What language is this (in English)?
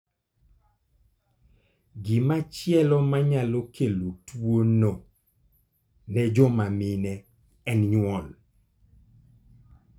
Luo (Kenya and Tanzania)